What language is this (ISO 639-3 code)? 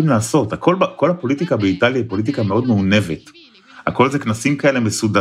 heb